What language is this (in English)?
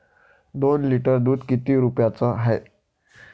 Marathi